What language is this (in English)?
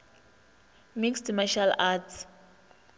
Northern Sotho